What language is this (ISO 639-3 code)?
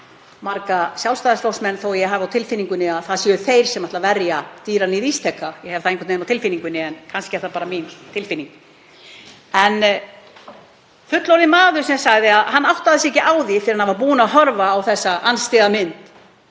isl